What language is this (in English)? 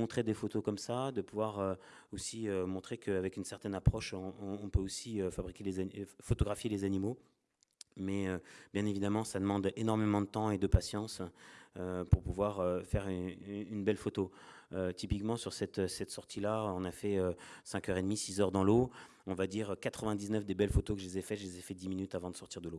French